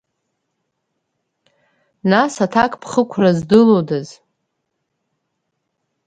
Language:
Abkhazian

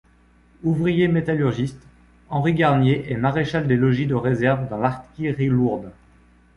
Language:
French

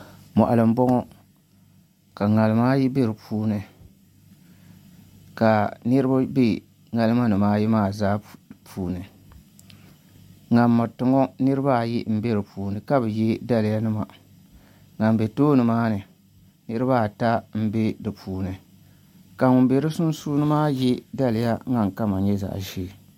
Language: Dagbani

